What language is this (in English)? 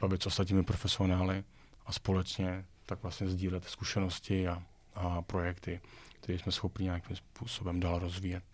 Czech